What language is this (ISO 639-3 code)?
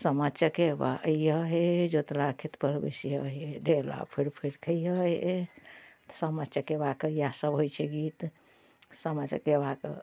mai